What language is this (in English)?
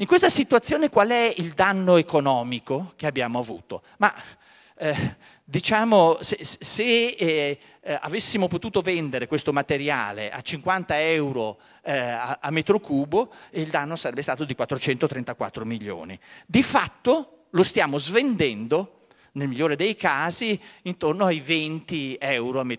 Italian